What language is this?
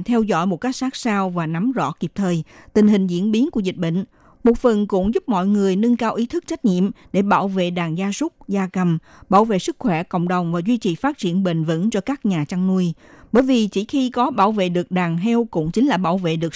Vietnamese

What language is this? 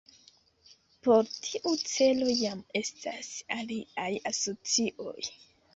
Esperanto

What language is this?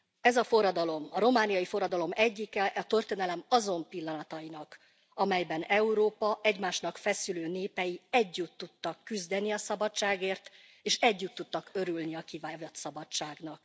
Hungarian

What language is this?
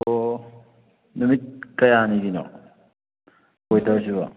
Manipuri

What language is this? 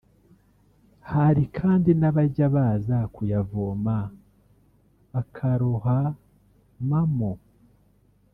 Kinyarwanda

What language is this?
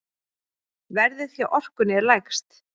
Icelandic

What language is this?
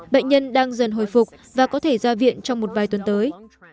Vietnamese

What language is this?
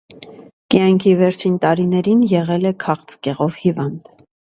Armenian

